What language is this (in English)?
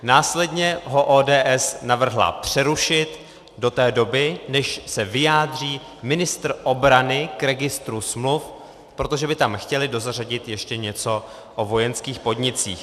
Czech